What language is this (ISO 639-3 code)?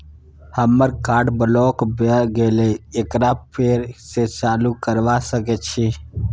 mai